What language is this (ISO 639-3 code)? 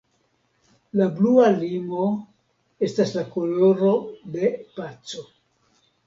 epo